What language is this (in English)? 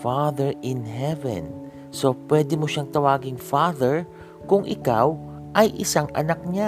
Filipino